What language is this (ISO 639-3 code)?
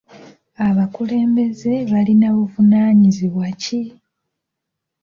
lug